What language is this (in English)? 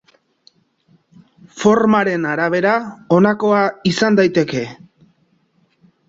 Basque